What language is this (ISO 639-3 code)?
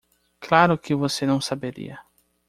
por